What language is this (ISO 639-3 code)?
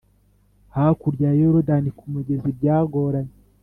kin